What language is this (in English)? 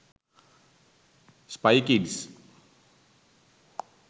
Sinhala